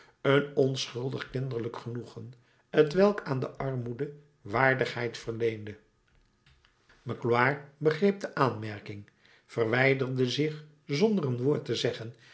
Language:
Dutch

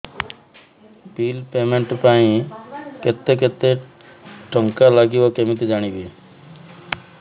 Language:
Odia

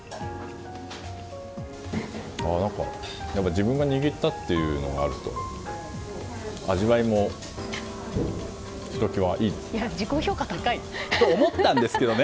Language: Japanese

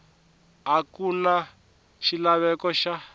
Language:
Tsonga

